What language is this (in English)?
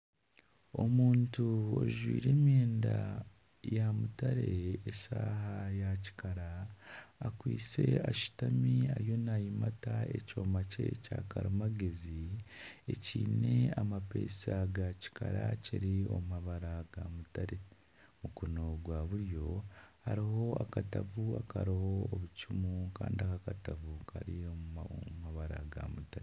Nyankole